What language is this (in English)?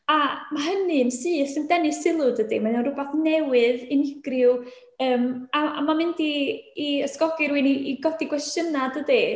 Welsh